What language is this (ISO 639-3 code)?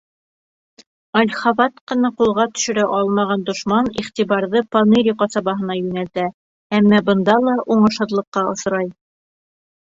bak